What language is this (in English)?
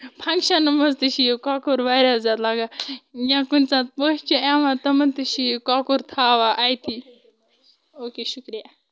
Kashmiri